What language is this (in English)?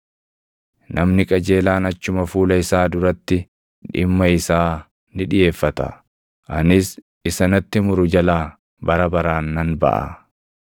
Oromo